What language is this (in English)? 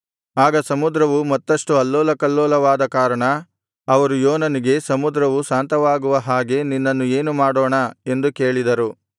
Kannada